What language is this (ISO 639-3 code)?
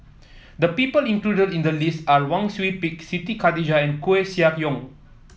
eng